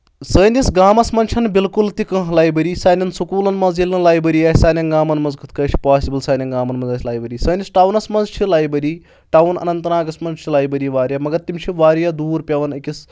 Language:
Kashmiri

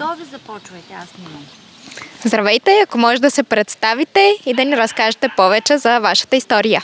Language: Bulgarian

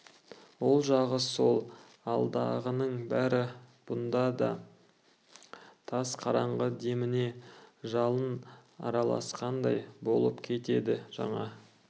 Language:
Kazakh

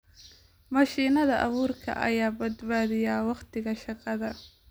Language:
Somali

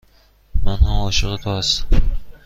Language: Persian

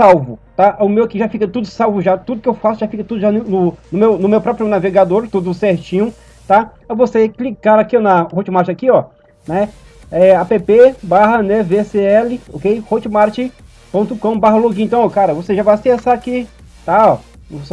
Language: Portuguese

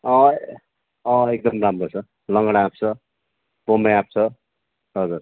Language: Nepali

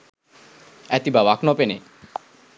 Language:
Sinhala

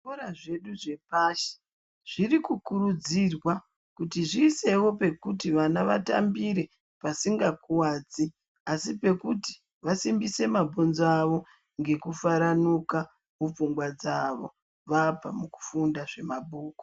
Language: Ndau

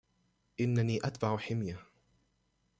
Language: Arabic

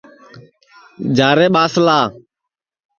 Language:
Sansi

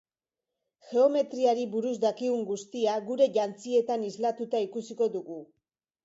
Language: Basque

